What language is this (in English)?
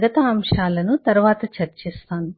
Telugu